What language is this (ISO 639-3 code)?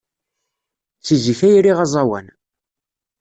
kab